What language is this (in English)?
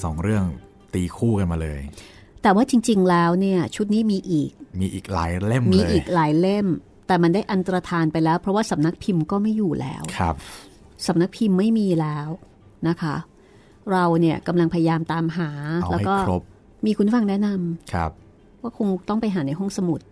Thai